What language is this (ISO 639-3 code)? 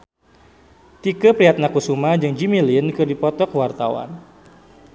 sun